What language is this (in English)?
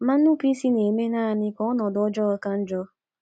Igbo